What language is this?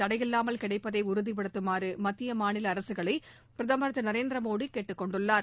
Tamil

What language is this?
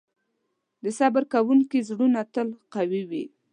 Pashto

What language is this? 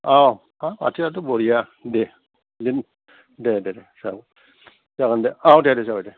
Bodo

